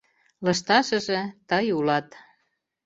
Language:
Mari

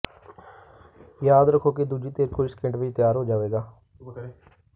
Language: Punjabi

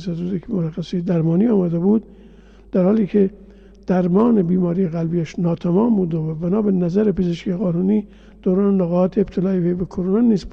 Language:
Persian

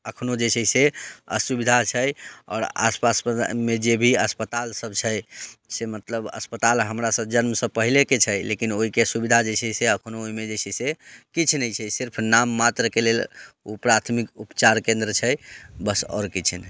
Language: Maithili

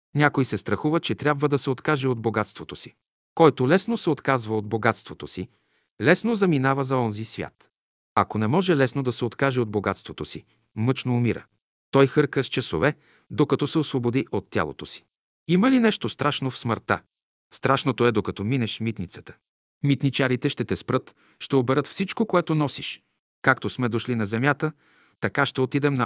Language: Bulgarian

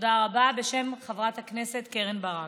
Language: Hebrew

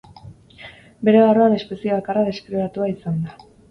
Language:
Basque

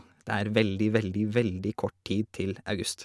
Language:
Norwegian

